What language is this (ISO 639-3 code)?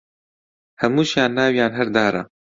ckb